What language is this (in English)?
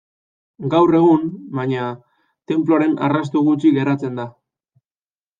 Basque